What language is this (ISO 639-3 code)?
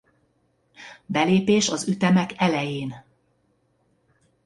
hun